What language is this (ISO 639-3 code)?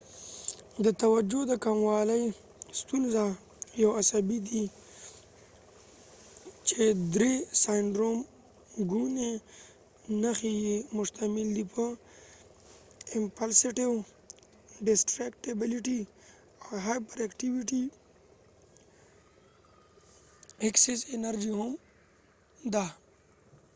pus